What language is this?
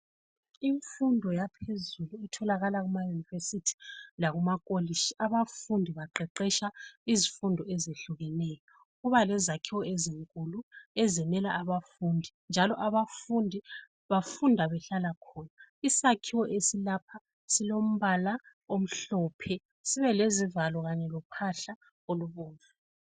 North Ndebele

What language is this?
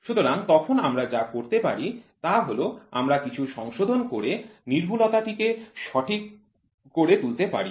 Bangla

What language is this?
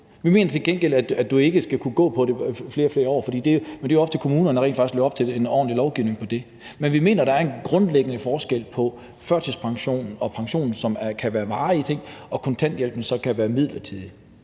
Danish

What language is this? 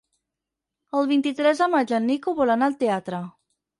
Catalan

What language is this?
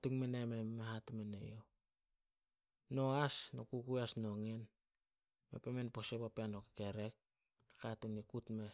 Solos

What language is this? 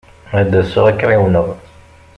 Kabyle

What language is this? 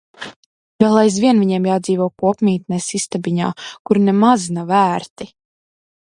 Latvian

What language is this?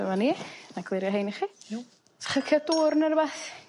Welsh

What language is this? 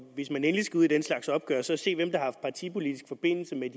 Danish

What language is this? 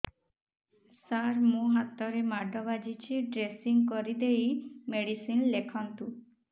Odia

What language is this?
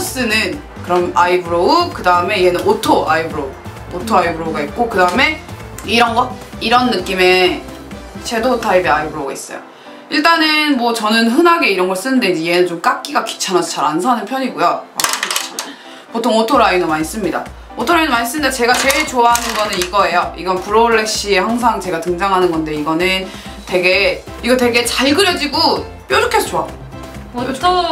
Korean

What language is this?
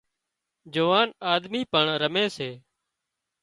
Wadiyara Koli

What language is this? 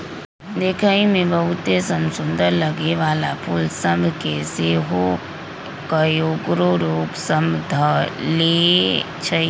Magahi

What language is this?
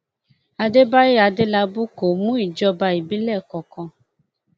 Yoruba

